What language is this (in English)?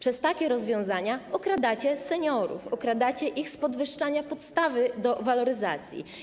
Polish